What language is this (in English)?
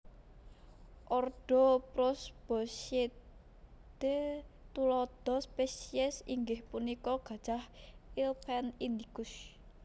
Javanese